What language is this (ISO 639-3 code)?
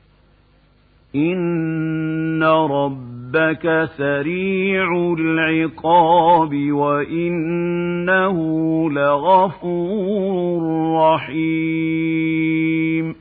ara